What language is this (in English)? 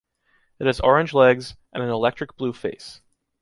English